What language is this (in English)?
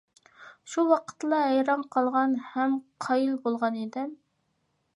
Uyghur